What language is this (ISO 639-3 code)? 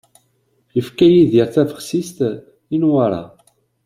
kab